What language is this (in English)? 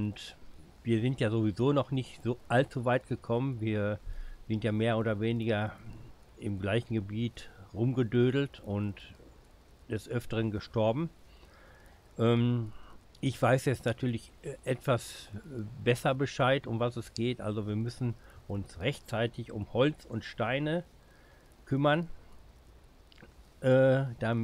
German